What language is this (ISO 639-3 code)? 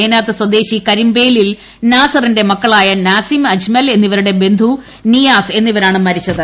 mal